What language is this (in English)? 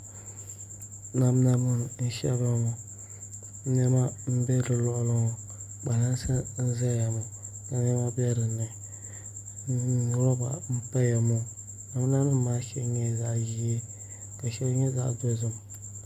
Dagbani